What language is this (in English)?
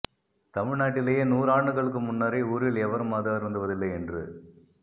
Tamil